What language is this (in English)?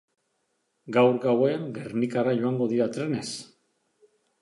Basque